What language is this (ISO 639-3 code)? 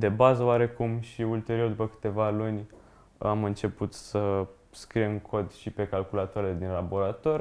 ron